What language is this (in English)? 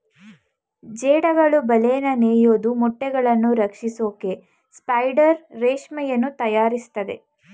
Kannada